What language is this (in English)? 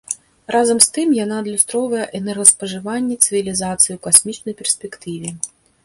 Belarusian